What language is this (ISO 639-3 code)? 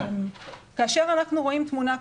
heb